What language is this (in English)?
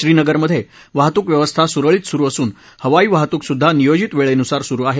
Marathi